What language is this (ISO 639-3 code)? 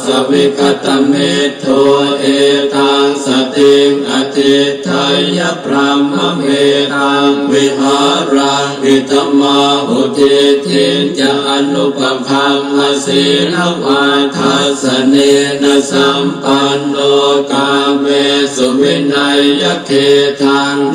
ron